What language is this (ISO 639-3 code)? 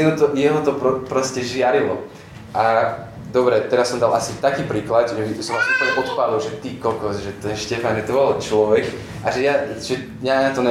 slk